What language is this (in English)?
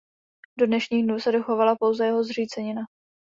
Czech